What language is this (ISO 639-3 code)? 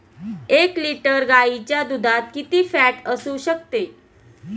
mar